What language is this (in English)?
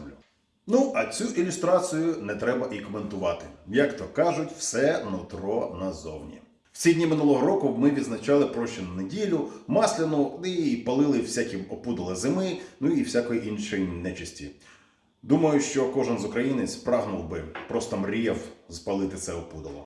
Ukrainian